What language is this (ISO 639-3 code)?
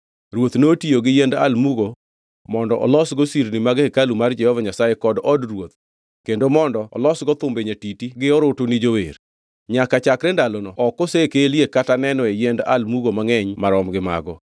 luo